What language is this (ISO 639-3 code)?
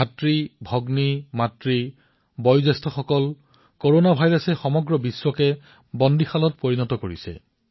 asm